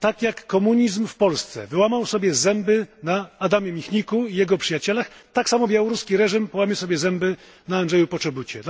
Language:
Polish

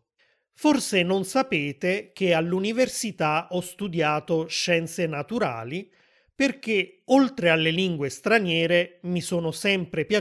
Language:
Italian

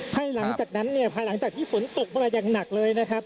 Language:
Thai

